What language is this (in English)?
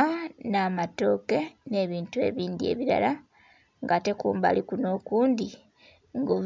Soga